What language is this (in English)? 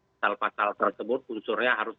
Indonesian